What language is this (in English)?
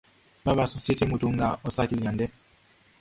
Baoulé